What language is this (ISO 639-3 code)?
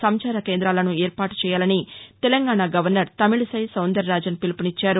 tel